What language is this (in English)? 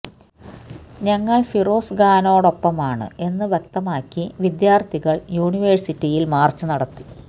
Malayalam